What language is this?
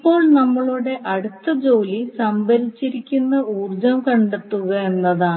Malayalam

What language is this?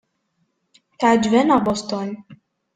Kabyle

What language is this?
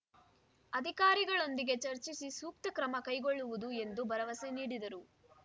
Kannada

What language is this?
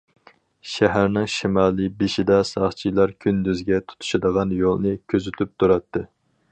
Uyghur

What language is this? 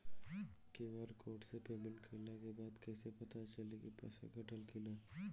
Bhojpuri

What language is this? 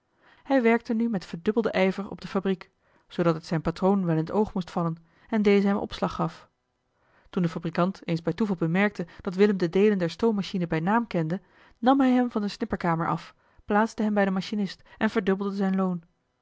Dutch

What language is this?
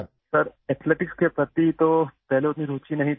Urdu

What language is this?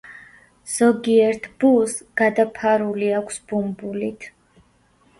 Georgian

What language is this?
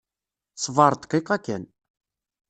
Kabyle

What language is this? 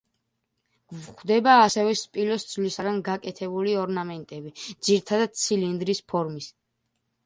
Georgian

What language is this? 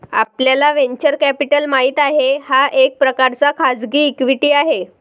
Marathi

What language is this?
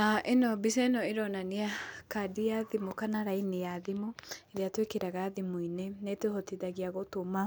Kikuyu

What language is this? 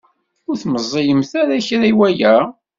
Kabyle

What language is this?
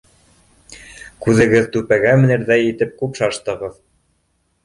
Bashkir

